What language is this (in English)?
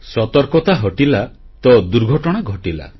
Odia